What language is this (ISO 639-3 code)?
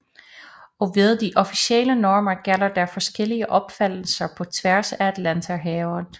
dan